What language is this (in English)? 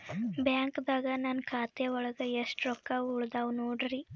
Kannada